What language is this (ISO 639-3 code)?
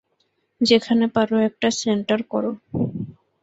ben